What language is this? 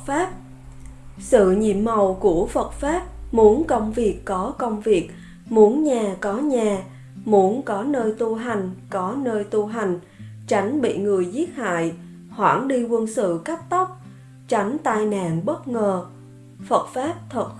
Vietnamese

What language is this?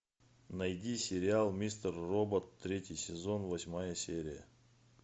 Russian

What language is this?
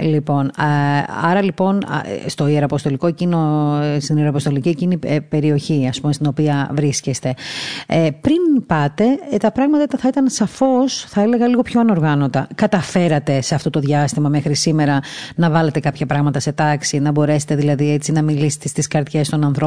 Greek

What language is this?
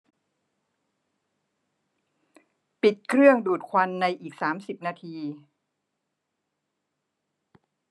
Thai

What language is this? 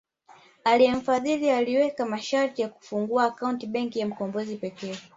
Swahili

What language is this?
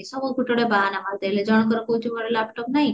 Odia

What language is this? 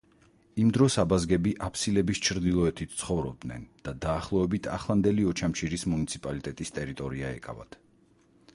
Georgian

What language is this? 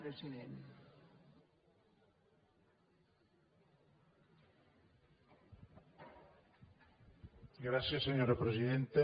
Catalan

